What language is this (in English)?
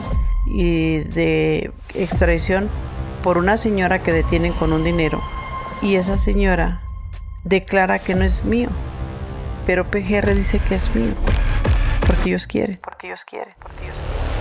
Spanish